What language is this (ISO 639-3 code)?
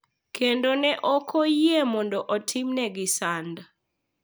luo